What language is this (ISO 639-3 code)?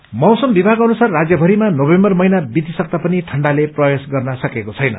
nep